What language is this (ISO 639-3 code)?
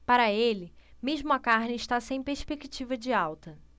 por